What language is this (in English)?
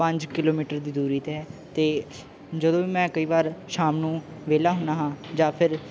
Punjabi